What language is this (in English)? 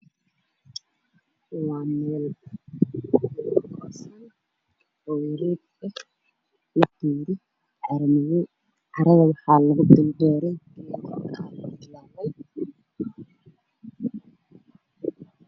Somali